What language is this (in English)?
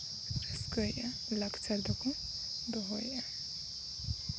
Santali